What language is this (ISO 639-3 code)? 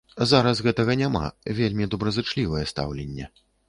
bel